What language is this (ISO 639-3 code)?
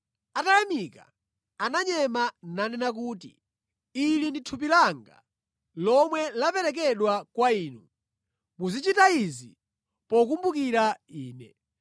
nya